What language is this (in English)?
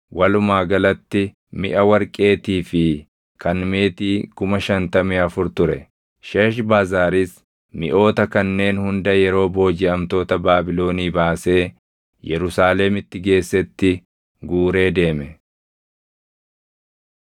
Oromo